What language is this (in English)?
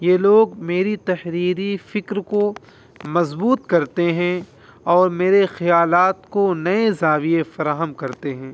Urdu